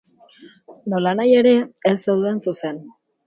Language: Basque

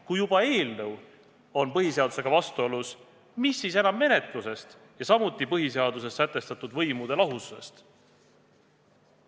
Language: Estonian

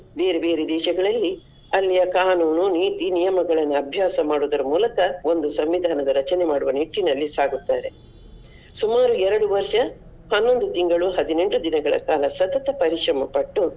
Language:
Kannada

